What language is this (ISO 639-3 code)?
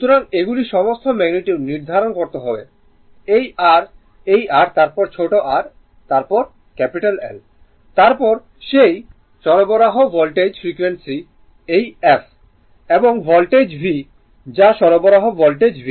ben